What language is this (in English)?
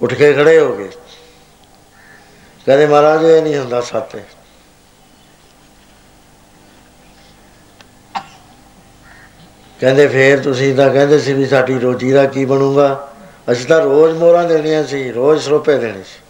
Punjabi